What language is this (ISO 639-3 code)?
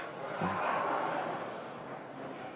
est